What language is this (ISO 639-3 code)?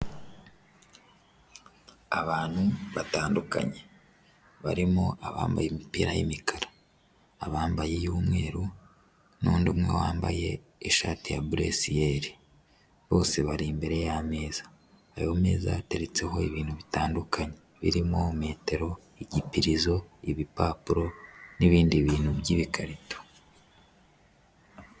kin